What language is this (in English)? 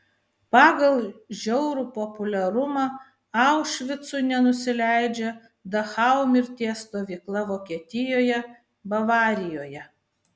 Lithuanian